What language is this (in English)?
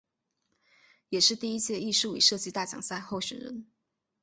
Chinese